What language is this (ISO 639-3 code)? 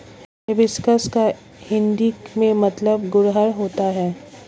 hin